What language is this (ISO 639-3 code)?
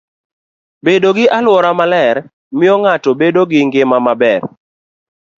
luo